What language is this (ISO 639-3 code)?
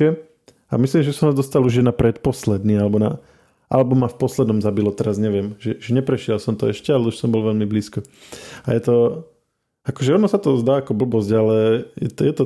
slk